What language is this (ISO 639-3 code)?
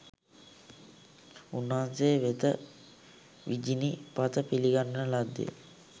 sin